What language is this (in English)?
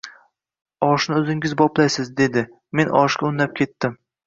Uzbek